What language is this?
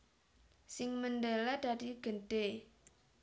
Javanese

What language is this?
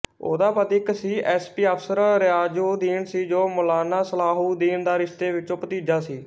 Punjabi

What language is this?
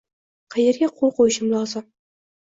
Uzbek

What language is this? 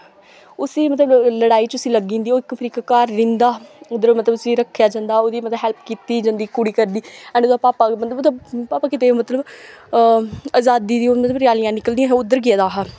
Dogri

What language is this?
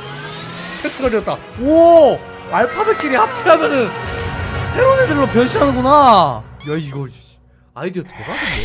Korean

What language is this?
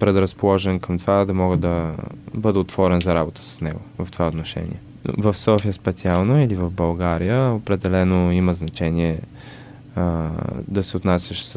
Bulgarian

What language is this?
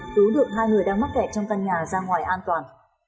Vietnamese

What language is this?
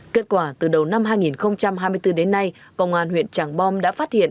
Vietnamese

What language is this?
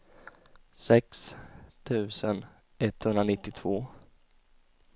Swedish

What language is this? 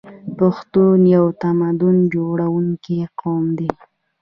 Pashto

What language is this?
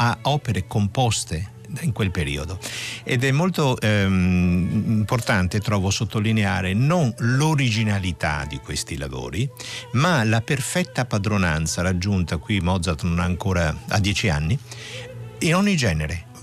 Italian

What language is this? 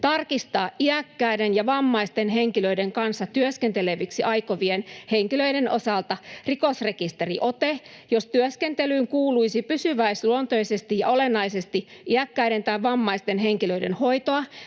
Finnish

